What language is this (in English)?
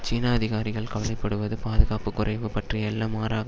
Tamil